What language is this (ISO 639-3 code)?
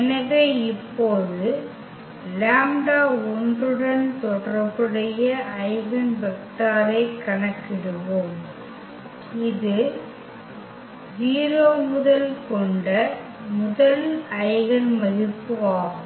tam